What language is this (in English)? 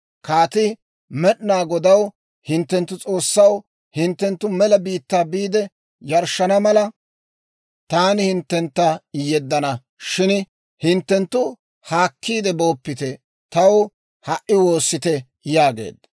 Dawro